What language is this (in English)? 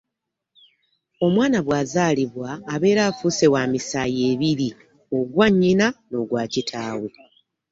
Ganda